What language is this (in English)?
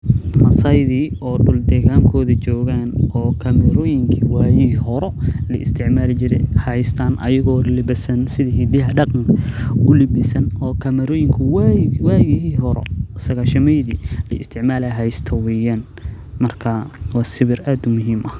Somali